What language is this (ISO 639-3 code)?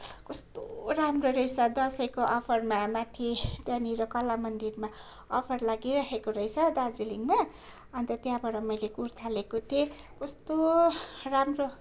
nep